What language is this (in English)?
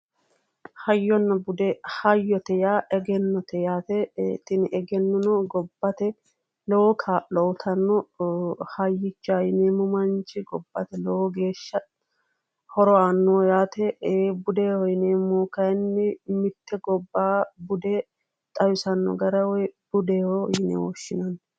Sidamo